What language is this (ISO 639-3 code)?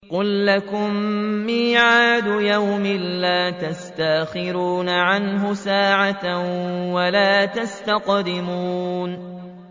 ara